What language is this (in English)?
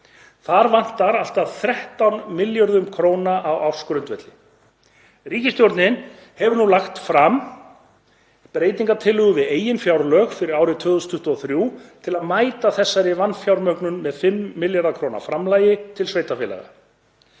Icelandic